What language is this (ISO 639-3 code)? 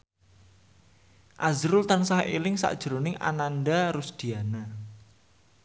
jav